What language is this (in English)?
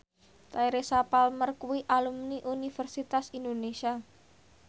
Javanese